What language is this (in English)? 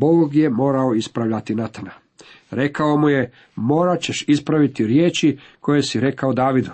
Croatian